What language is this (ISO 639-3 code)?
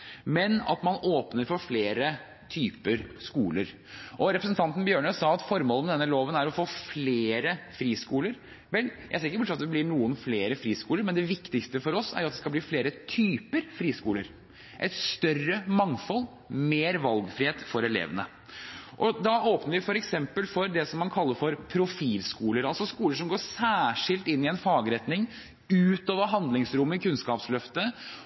nob